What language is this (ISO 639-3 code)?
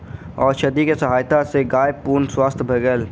mai